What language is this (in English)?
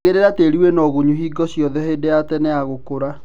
Kikuyu